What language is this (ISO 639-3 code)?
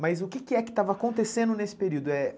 por